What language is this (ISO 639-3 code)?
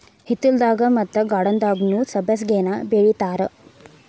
kan